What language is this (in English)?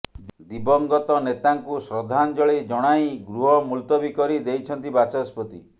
Odia